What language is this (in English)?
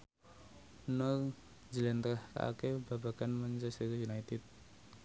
Javanese